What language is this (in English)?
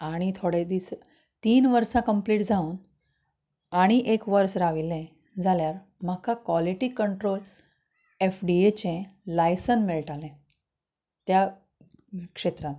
Konkani